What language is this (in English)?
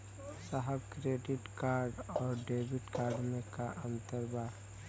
Bhojpuri